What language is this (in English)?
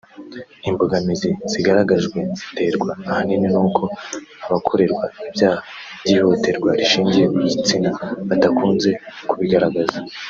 Kinyarwanda